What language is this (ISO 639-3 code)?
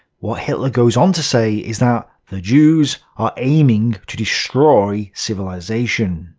eng